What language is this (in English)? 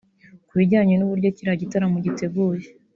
Kinyarwanda